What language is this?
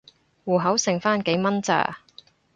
Cantonese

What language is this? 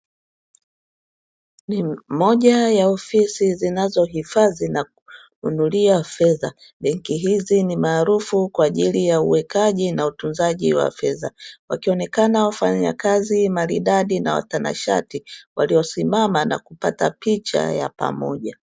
Swahili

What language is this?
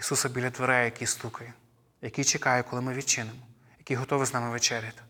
Ukrainian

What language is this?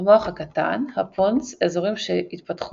Hebrew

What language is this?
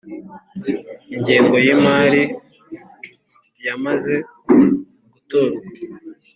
Kinyarwanda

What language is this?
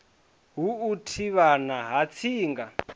Venda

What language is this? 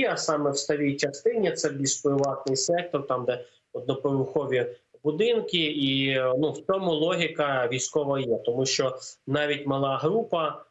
Ukrainian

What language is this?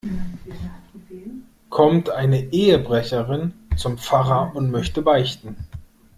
German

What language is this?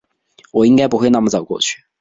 Chinese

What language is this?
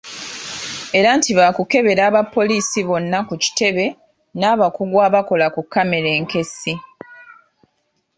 Ganda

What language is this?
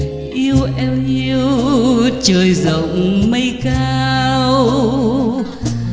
Vietnamese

